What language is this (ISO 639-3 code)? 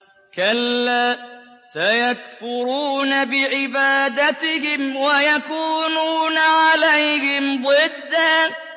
ara